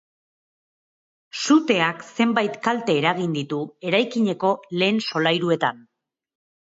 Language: Basque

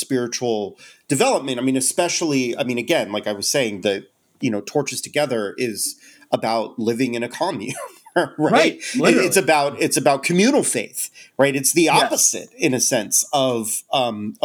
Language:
English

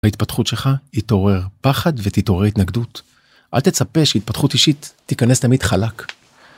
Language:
Hebrew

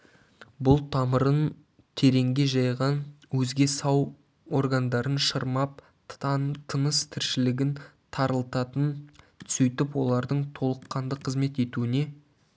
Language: Kazakh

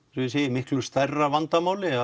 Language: Icelandic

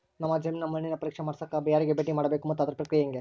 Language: Kannada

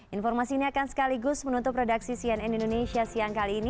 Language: Indonesian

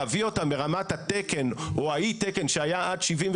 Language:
Hebrew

